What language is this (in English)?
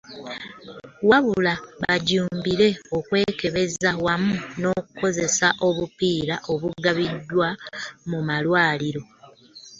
Ganda